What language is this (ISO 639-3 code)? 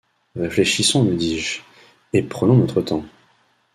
fra